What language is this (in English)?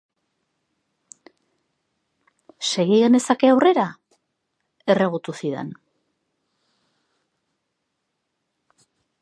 Basque